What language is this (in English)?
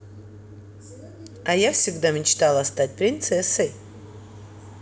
Russian